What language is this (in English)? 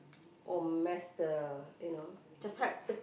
English